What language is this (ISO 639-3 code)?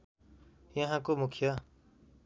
nep